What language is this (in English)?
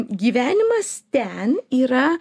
Lithuanian